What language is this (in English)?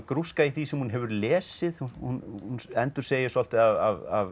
Icelandic